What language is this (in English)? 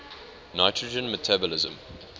English